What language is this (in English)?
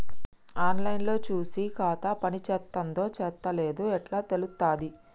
Telugu